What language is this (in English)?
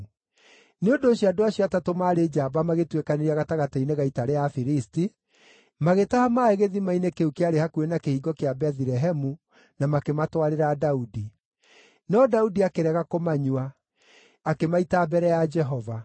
Kikuyu